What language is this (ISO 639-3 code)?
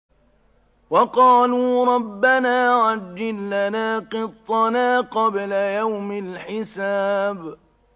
ara